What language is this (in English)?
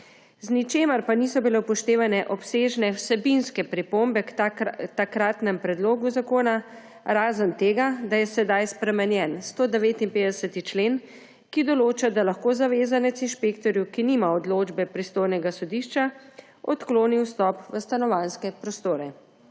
Slovenian